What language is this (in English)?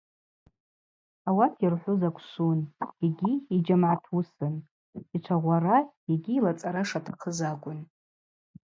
Abaza